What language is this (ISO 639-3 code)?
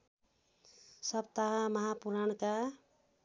nep